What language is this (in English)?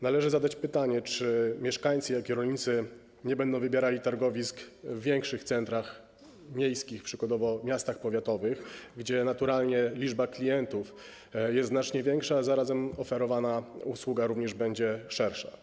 Polish